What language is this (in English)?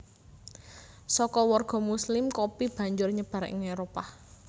Javanese